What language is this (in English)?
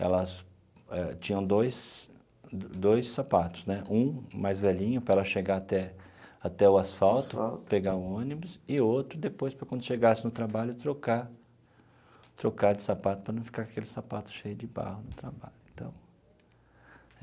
Portuguese